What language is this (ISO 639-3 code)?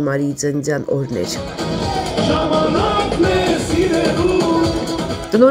tur